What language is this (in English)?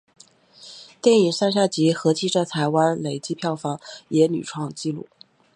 Chinese